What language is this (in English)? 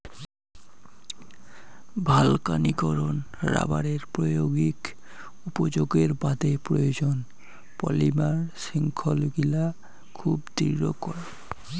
Bangla